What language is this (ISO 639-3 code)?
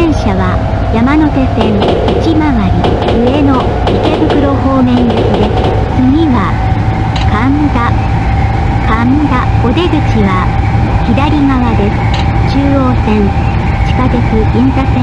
jpn